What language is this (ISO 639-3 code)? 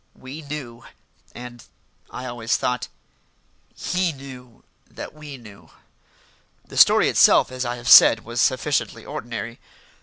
eng